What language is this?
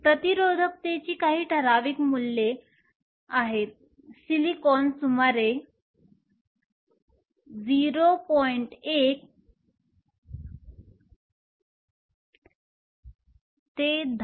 Marathi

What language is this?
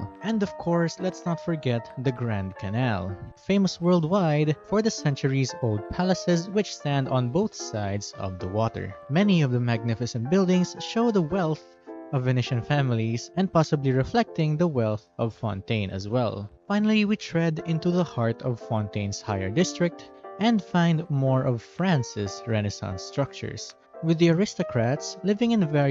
English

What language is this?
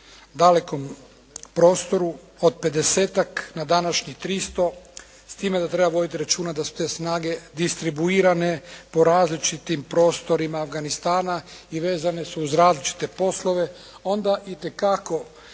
Croatian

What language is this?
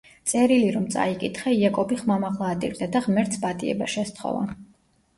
Georgian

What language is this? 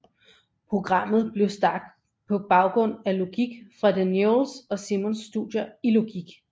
Danish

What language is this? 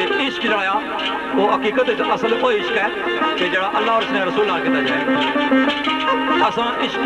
Punjabi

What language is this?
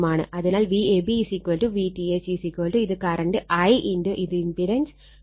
Malayalam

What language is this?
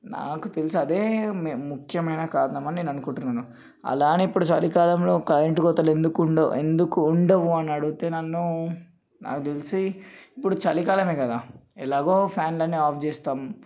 Telugu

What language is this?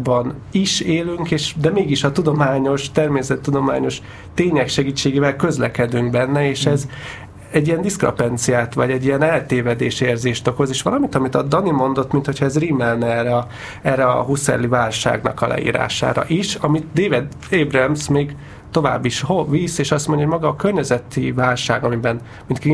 Hungarian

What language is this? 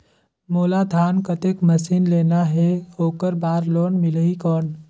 Chhattisgarhi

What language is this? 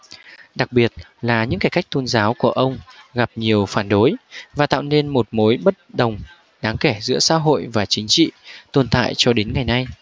Vietnamese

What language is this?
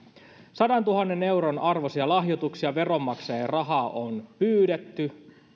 Finnish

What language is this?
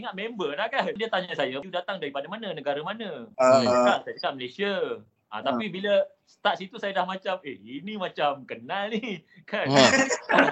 Malay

